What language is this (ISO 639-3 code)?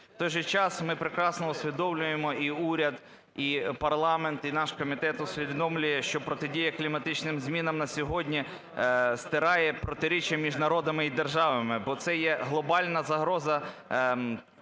ukr